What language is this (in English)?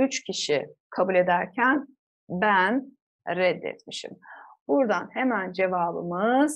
Turkish